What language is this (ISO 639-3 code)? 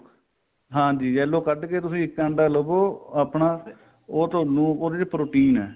pan